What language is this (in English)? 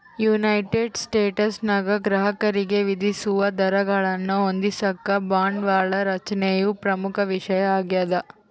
Kannada